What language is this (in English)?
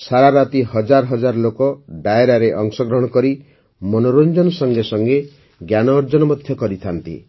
Odia